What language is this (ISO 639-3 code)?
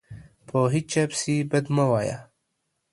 pus